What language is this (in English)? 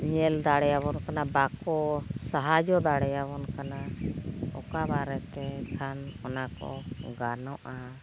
Santali